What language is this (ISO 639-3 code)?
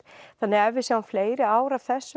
isl